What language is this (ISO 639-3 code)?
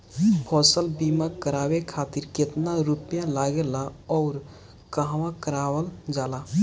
bho